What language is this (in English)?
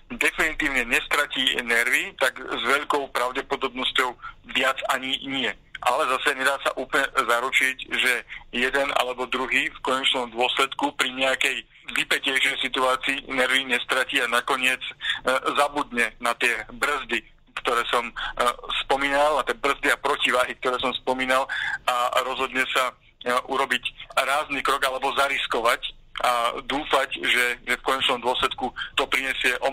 Slovak